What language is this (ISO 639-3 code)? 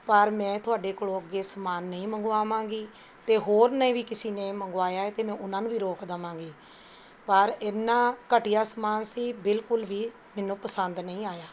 pan